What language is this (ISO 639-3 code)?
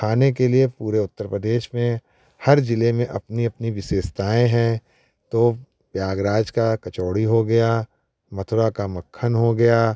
hin